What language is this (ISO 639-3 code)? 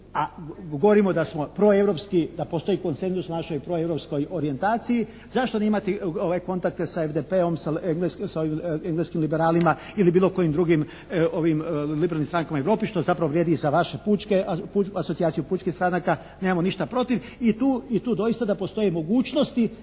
hrv